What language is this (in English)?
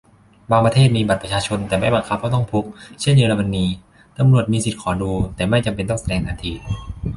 Thai